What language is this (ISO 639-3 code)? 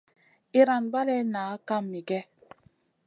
mcn